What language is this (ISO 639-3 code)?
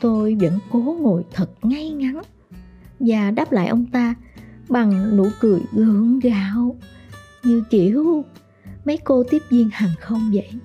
vie